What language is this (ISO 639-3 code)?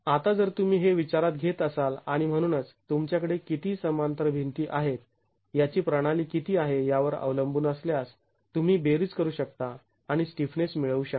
mar